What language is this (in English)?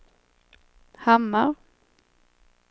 Swedish